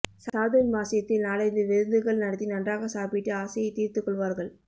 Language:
Tamil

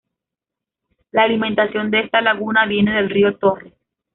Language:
Spanish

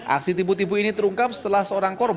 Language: Indonesian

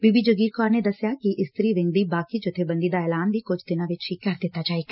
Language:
Punjabi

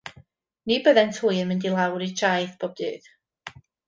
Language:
Welsh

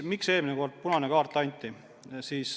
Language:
Estonian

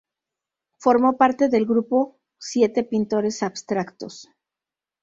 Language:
Spanish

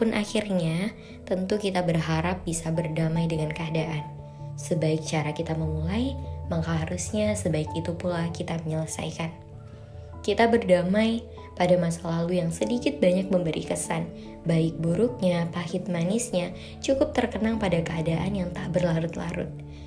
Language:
Indonesian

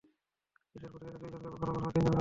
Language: Bangla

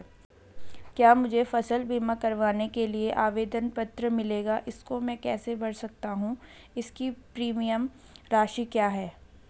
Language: Hindi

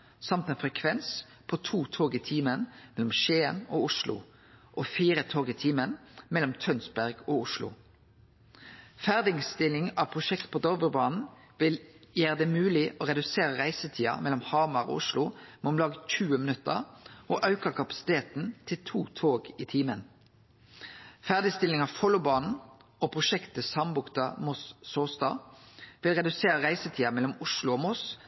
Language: Norwegian Nynorsk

